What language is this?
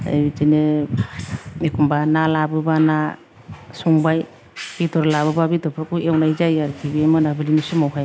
Bodo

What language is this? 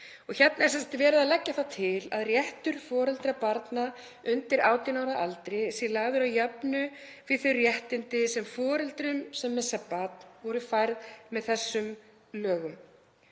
Icelandic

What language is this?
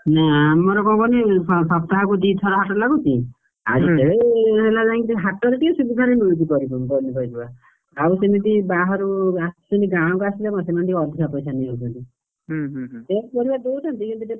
Odia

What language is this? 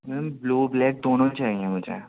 Urdu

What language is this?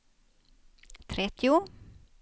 Swedish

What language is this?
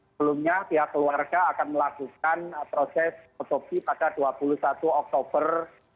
Indonesian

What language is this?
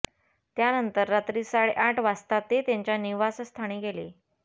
Marathi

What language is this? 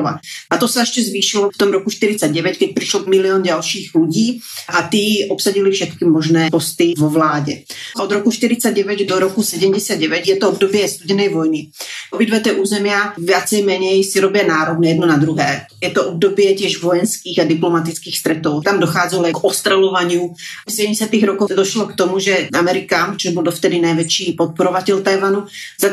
Czech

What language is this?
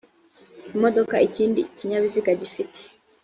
Kinyarwanda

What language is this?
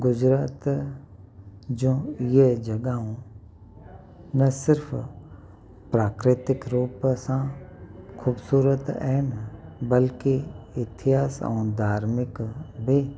Sindhi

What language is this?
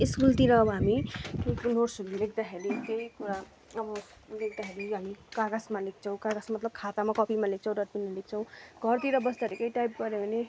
Nepali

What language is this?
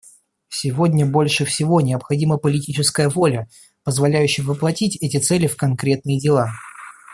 Russian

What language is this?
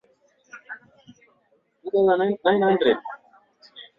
Swahili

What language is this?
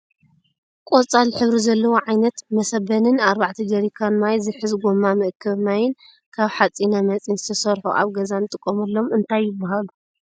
Tigrinya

